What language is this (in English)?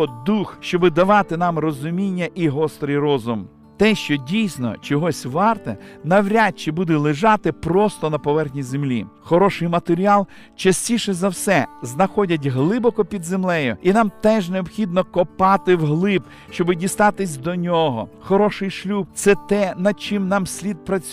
Ukrainian